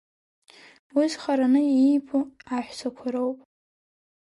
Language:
Abkhazian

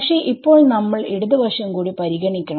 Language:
Malayalam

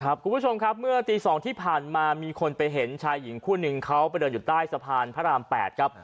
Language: Thai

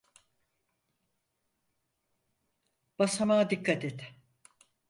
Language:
Turkish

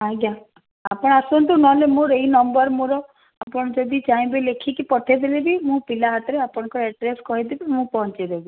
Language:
Odia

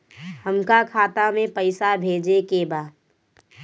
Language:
Bhojpuri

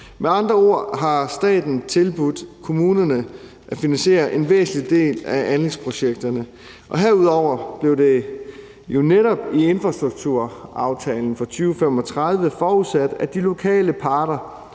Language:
Danish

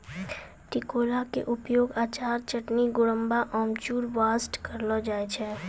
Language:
Maithili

